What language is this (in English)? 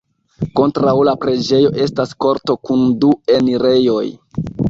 Esperanto